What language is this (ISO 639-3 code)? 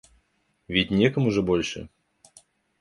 rus